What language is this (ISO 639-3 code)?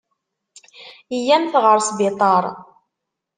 kab